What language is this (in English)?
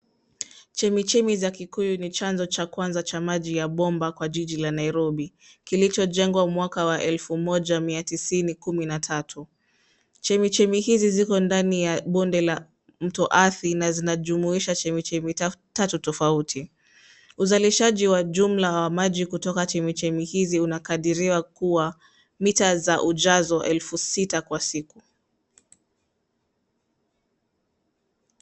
Swahili